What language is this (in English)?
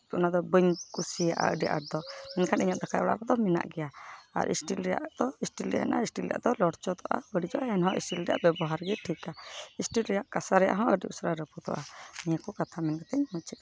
Santali